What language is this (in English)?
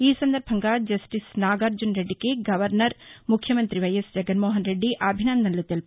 Telugu